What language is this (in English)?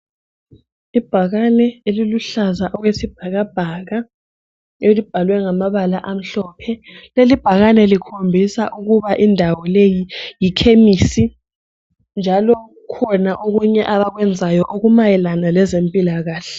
North Ndebele